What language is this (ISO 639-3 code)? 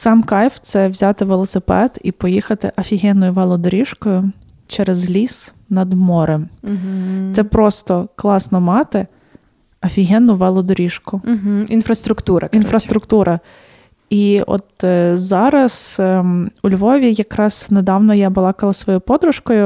ukr